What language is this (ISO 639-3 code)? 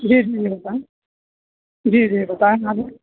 urd